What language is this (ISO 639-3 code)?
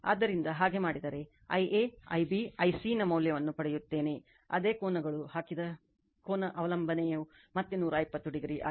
kan